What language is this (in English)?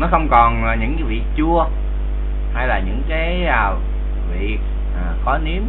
Vietnamese